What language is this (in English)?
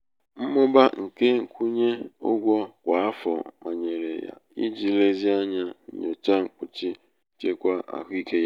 Igbo